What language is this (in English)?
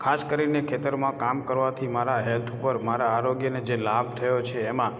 Gujarati